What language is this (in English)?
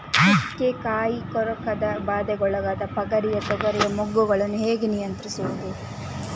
Kannada